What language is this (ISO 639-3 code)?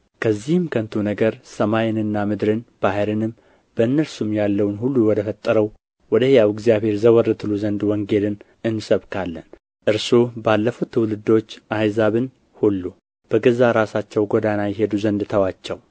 amh